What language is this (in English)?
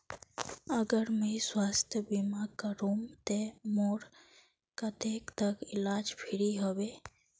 Magahi